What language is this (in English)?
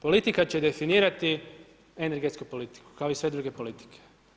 Croatian